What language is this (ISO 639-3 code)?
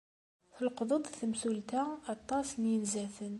kab